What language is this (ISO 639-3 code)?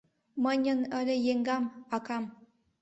chm